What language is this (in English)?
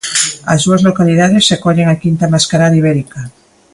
Galician